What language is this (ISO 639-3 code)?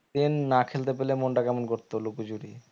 ben